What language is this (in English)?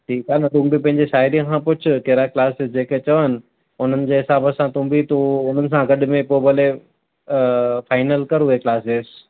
Sindhi